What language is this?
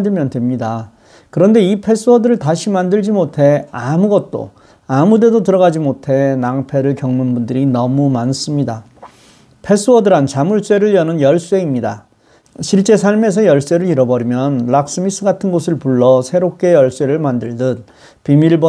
Korean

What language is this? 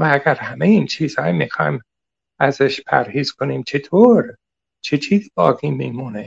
Persian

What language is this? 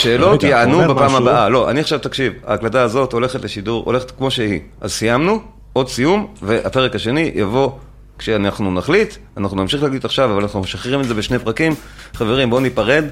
Hebrew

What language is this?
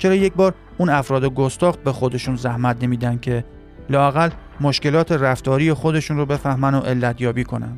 Persian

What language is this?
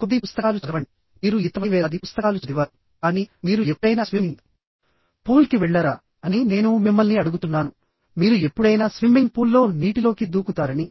Telugu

